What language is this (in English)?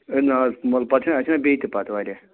Kashmiri